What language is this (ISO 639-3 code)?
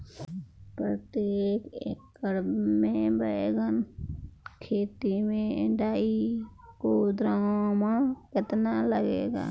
bho